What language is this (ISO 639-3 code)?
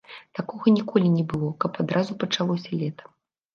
bel